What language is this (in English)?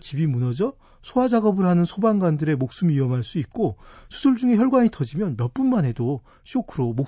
Korean